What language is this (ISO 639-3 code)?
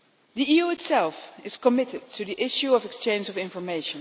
eng